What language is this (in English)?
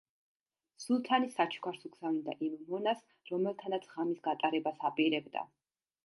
Georgian